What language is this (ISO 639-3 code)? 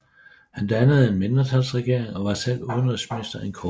dan